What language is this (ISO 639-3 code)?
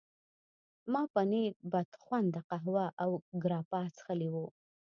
pus